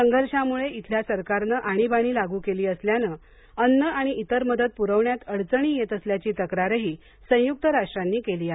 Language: Marathi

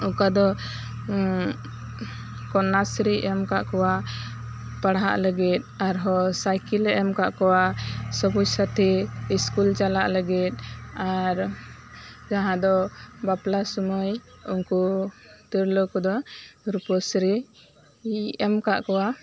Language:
Santali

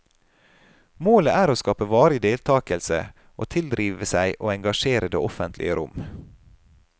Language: Norwegian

